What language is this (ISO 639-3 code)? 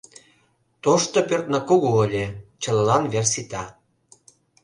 chm